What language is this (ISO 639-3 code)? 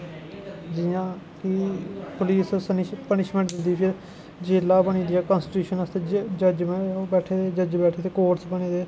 doi